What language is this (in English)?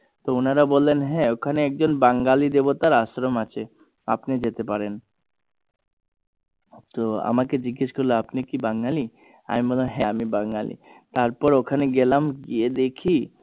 Bangla